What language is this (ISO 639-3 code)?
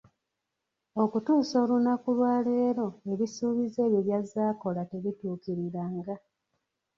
lug